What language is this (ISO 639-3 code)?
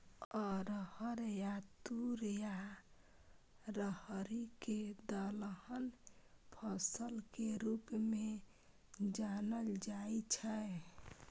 mai